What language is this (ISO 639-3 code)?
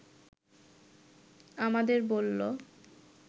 ben